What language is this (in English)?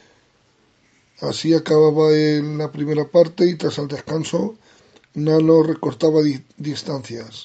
Spanish